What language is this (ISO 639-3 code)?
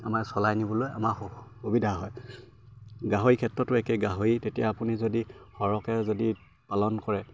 asm